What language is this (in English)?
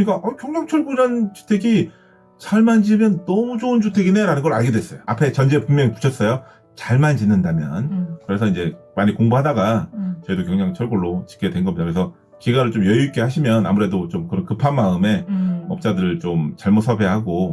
Korean